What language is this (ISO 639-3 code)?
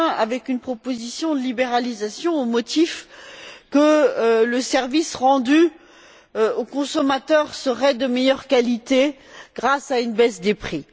fra